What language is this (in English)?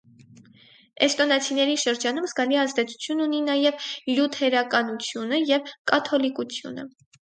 Armenian